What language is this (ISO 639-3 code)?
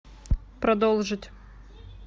rus